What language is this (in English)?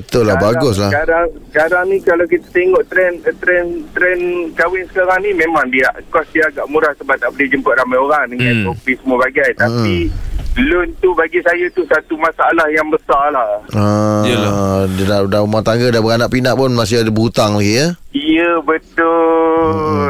Malay